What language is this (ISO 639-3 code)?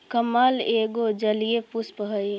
mag